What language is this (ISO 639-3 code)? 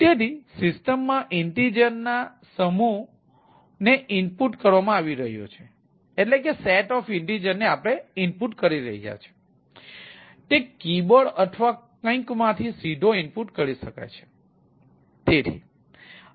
guj